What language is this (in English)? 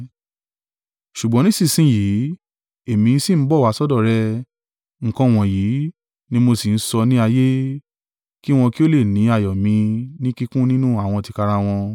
Yoruba